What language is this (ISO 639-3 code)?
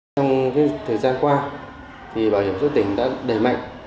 vie